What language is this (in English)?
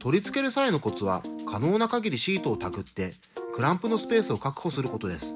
Japanese